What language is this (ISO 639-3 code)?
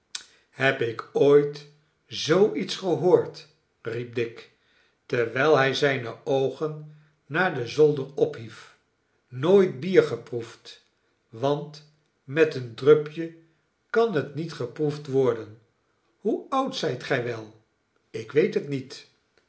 nld